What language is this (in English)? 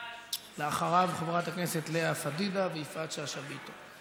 Hebrew